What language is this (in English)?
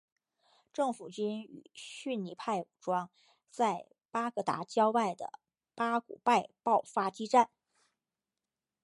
Chinese